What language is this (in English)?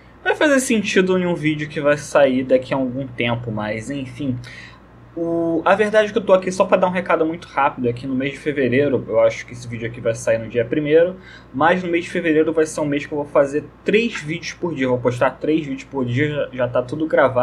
Portuguese